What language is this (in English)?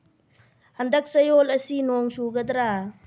Manipuri